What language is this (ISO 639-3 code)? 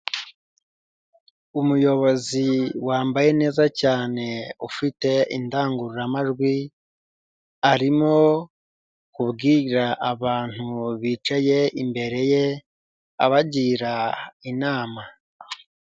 kin